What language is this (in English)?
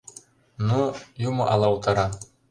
Mari